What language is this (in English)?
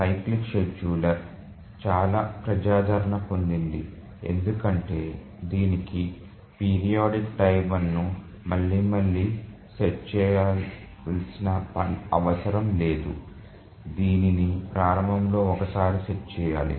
Telugu